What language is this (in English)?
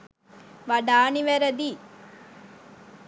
Sinhala